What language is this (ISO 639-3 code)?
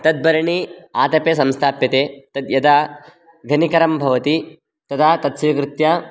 san